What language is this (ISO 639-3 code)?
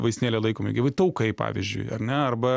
lit